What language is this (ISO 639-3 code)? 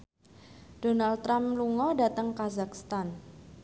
jav